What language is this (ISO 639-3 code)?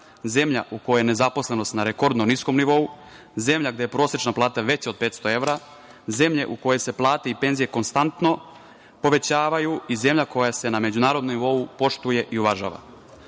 srp